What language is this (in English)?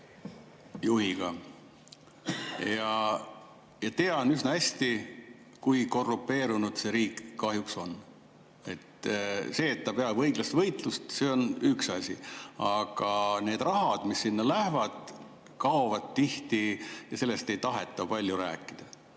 Estonian